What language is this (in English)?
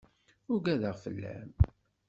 Kabyle